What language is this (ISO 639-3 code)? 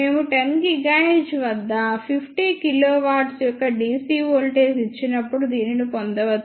tel